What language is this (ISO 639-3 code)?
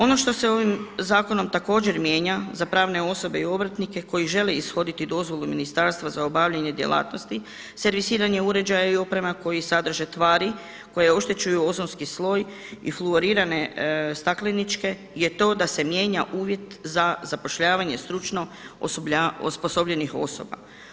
hrv